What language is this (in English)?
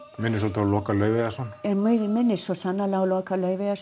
Icelandic